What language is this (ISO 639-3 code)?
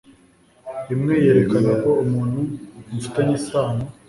kin